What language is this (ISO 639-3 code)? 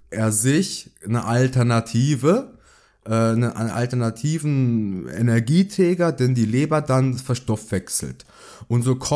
deu